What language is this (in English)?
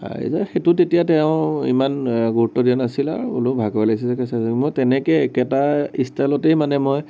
Assamese